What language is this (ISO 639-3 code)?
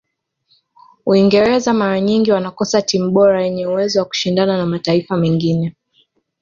swa